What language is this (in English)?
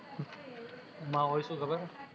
Gujarati